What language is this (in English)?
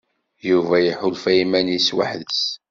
Kabyle